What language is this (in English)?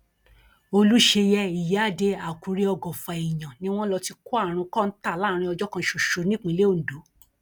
Yoruba